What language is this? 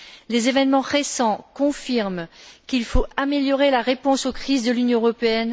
French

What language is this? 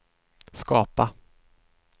Swedish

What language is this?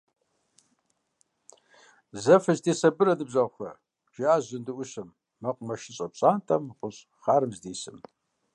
Kabardian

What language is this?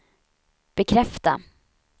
Swedish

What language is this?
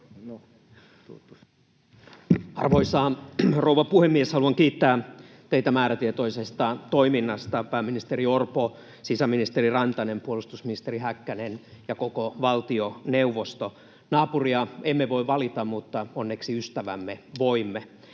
Finnish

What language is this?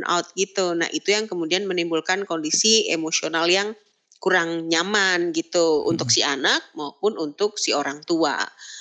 Indonesian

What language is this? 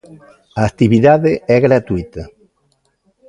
Galician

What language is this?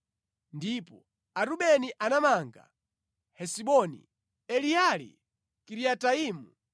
Nyanja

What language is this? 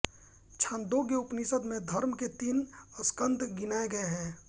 Hindi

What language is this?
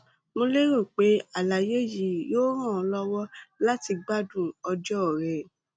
Yoruba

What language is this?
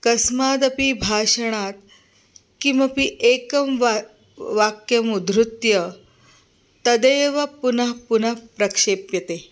Sanskrit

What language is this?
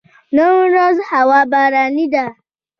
Pashto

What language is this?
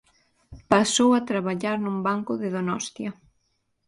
Galician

